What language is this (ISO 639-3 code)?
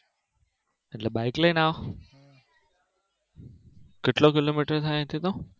guj